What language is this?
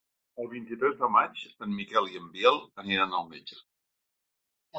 Catalan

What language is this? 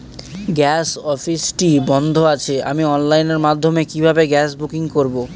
Bangla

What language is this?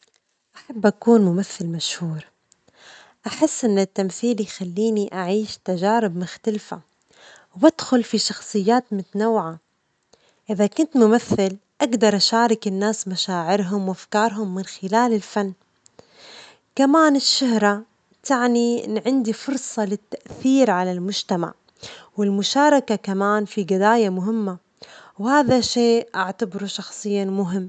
Omani Arabic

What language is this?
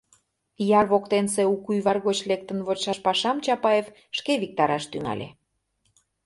Mari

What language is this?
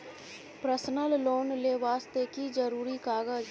Maithili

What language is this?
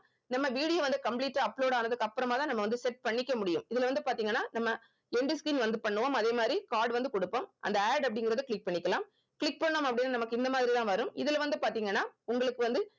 Tamil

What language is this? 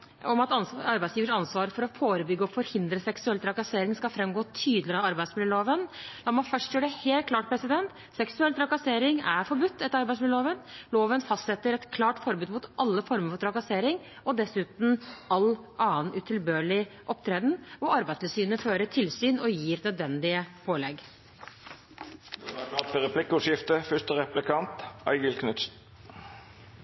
Norwegian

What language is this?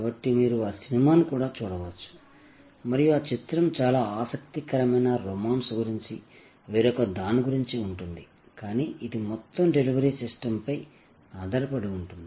Telugu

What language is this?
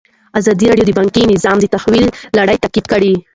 Pashto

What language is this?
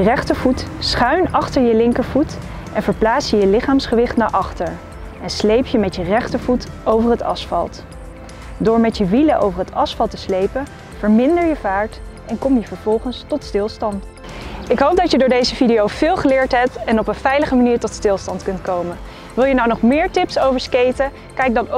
Dutch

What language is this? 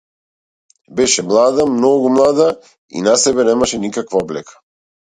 Macedonian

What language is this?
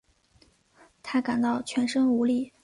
Chinese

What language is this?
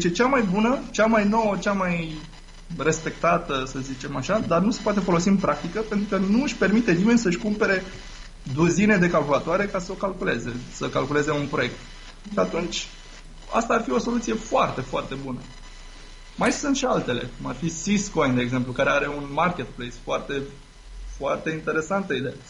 Romanian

